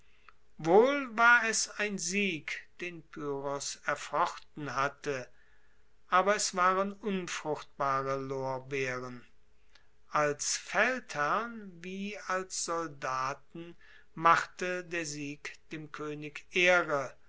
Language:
German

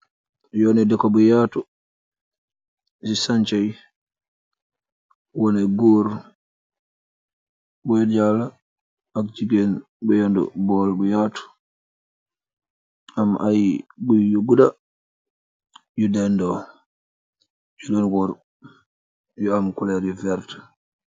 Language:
Wolof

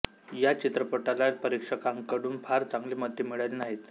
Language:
Marathi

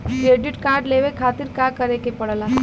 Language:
Bhojpuri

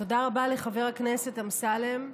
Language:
Hebrew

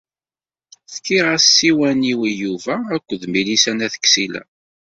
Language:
Kabyle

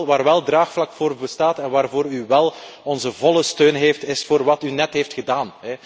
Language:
Dutch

